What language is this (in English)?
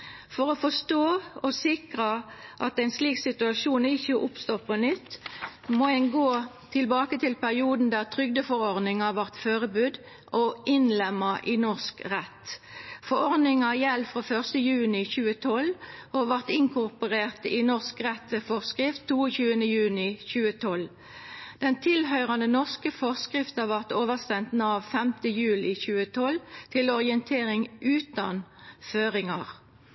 Norwegian Nynorsk